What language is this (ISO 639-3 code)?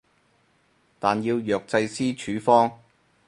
yue